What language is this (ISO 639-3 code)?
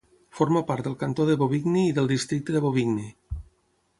cat